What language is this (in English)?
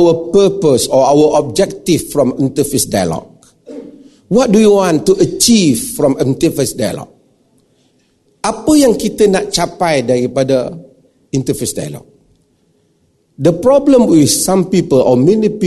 Malay